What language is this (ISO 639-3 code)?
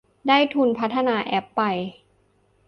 tha